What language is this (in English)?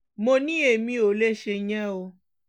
Yoruba